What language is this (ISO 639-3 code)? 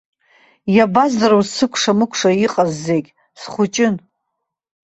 abk